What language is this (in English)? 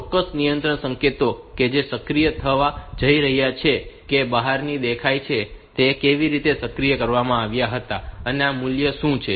Gujarati